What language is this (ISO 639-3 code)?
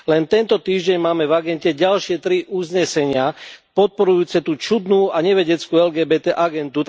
slk